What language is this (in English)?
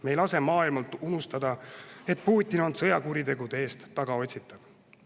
Estonian